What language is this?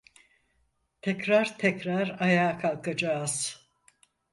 Turkish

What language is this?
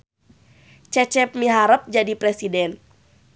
Sundanese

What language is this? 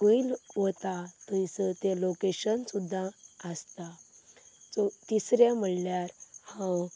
Konkani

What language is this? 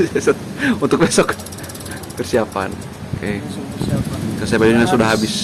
Indonesian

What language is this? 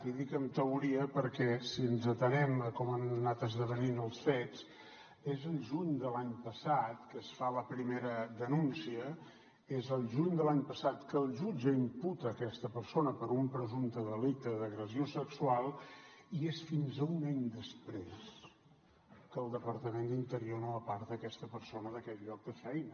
Catalan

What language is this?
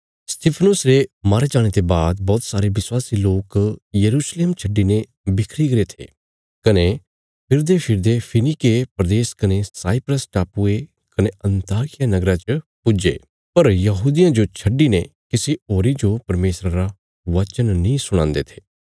Bilaspuri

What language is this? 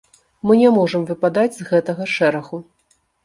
Belarusian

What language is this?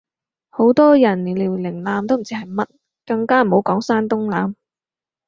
Cantonese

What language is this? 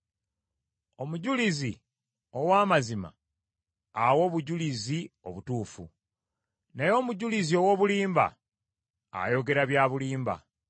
Ganda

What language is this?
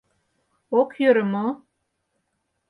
Mari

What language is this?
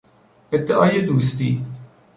Persian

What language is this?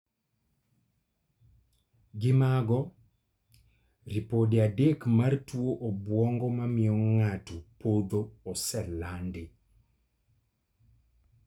Luo (Kenya and Tanzania)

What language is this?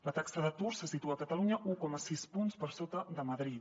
Catalan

